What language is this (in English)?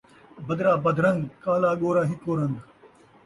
Saraiki